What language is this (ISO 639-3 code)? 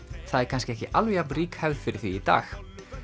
isl